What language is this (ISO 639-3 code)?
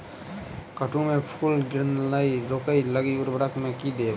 mai